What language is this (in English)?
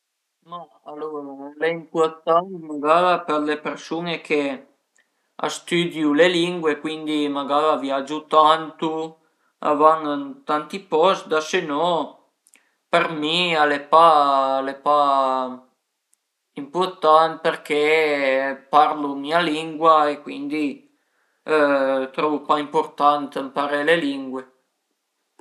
Piedmontese